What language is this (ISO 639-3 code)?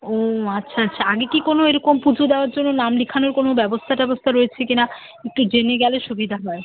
ben